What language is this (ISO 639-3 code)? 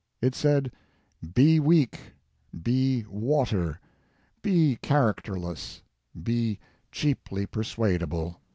eng